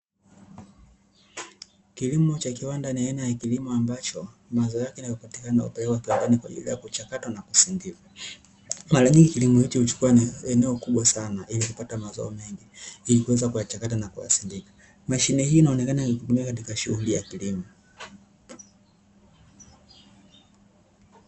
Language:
Swahili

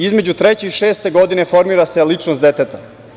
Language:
Serbian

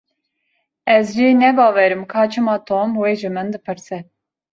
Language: Kurdish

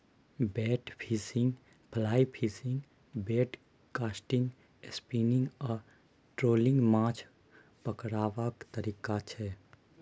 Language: Maithili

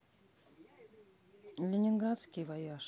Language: Russian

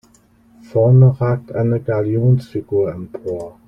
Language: German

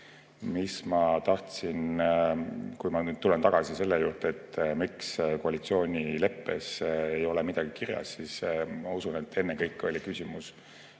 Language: Estonian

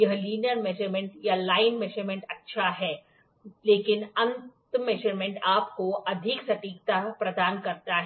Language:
Hindi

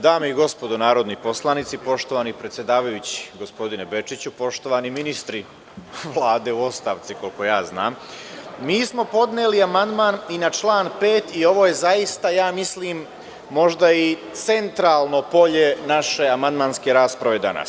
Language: Serbian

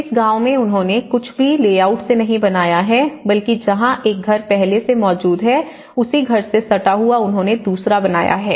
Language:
Hindi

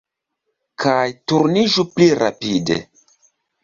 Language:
Esperanto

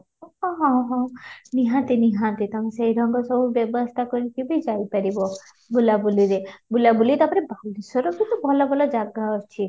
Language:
Odia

